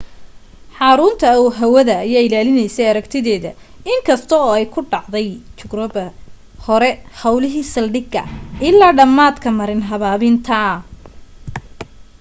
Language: Somali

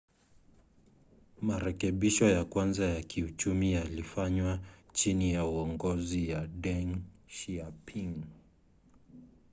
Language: Swahili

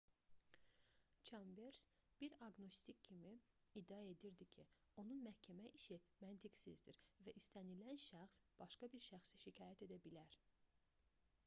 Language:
Azerbaijani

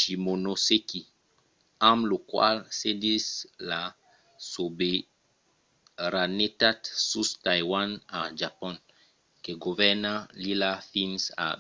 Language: Occitan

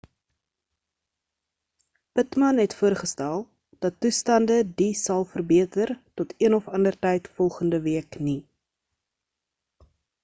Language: Afrikaans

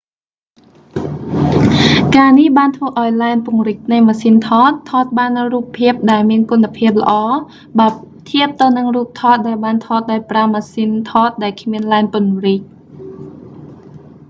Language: Khmer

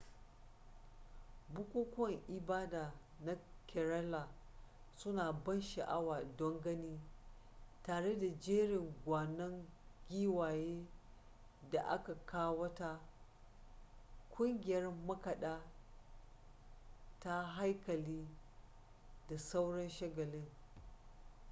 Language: Hausa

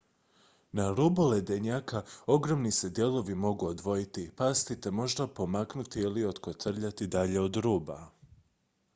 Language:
Croatian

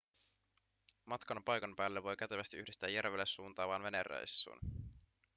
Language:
Finnish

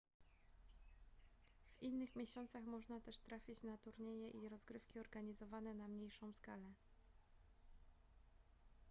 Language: Polish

